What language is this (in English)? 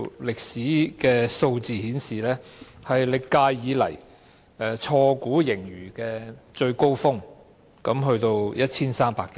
Cantonese